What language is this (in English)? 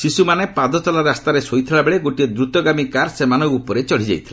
Odia